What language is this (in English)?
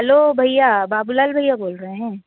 Hindi